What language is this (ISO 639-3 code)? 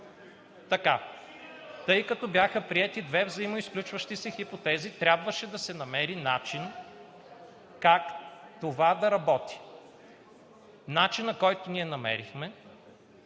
bul